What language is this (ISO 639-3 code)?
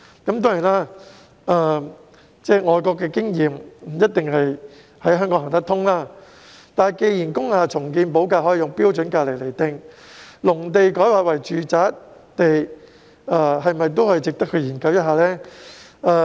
yue